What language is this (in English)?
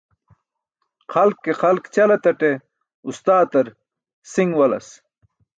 Burushaski